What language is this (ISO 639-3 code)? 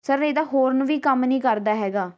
pan